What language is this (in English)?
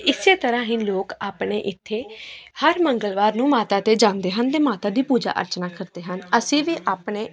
Punjabi